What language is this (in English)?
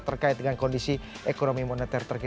Indonesian